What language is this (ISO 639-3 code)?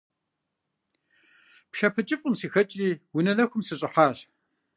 kbd